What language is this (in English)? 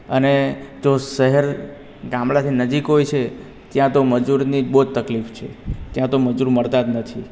Gujarati